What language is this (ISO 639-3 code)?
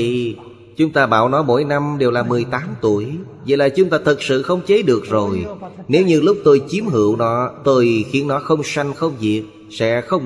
vie